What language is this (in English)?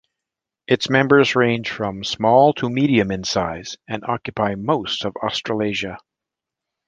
English